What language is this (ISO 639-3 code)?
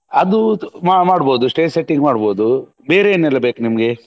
kan